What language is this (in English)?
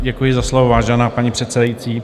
Czech